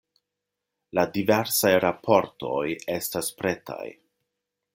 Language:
Esperanto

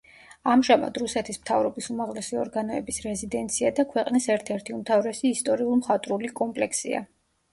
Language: Georgian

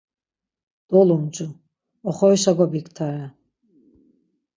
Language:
Laz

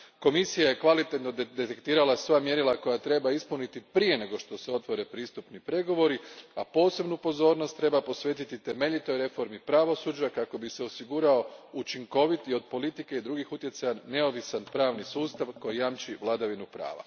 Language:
Croatian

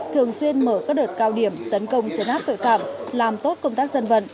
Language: Vietnamese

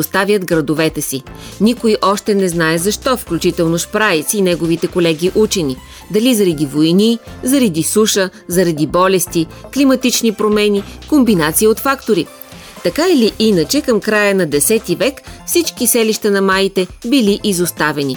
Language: Bulgarian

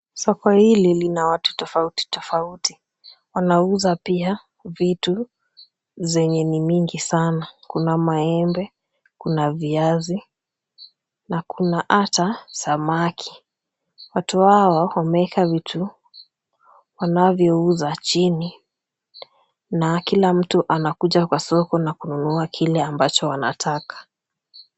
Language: Swahili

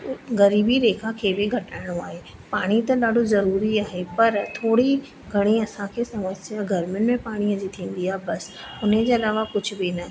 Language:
Sindhi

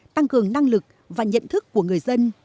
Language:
Vietnamese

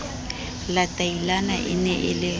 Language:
Southern Sotho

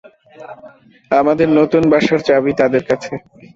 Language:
Bangla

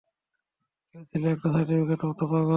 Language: Bangla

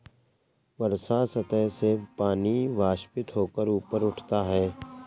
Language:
Hindi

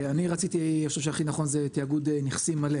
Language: Hebrew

